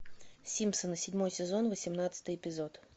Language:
Russian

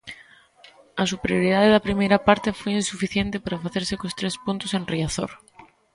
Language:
Galician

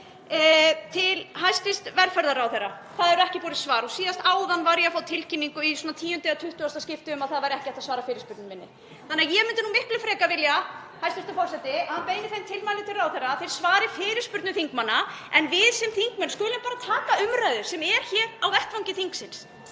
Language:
Icelandic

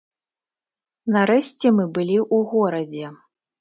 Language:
Belarusian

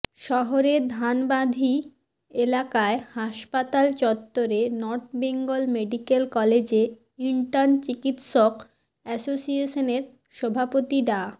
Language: Bangla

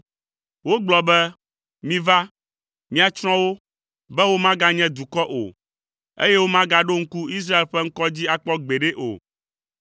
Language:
Ewe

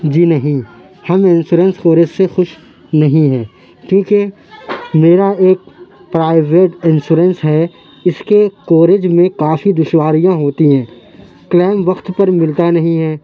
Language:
Urdu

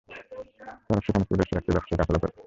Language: Bangla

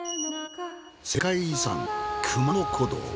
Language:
Japanese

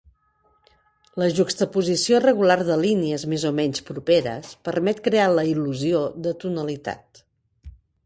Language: Catalan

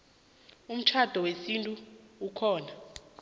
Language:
South Ndebele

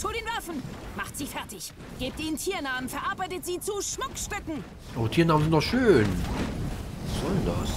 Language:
German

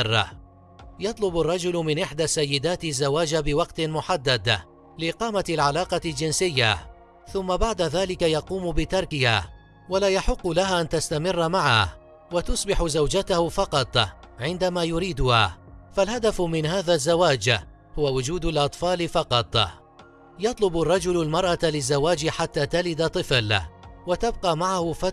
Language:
Arabic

